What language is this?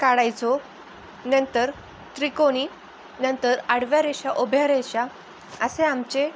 Marathi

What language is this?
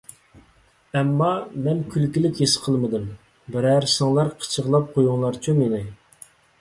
Uyghur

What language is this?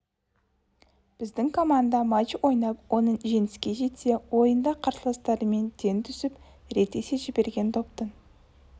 Kazakh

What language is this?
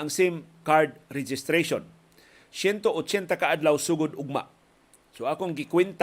Filipino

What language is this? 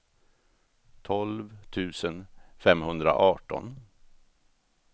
Swedish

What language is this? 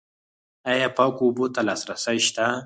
Pashto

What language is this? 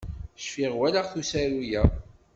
Kabyle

